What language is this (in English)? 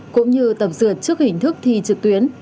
Vietnamese